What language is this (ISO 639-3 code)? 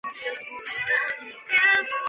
zho